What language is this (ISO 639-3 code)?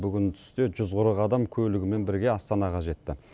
kaz